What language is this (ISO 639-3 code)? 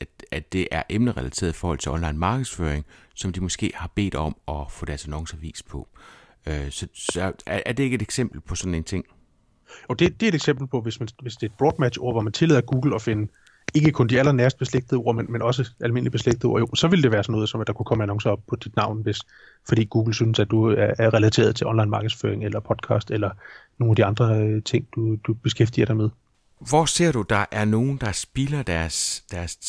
dan